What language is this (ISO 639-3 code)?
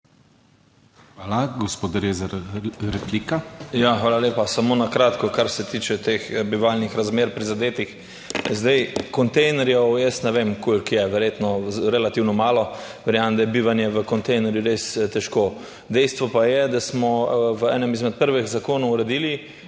slv